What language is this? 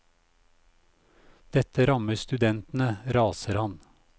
Norwegian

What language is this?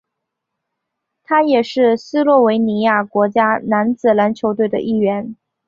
Chinese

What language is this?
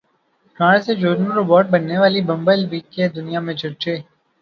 Urdu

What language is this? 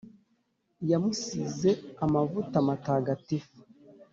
Kinyarwanda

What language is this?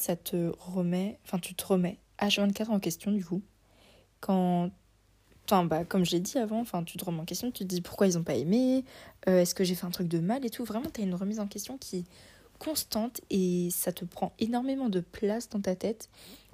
French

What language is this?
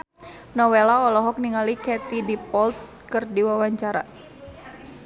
Sundanese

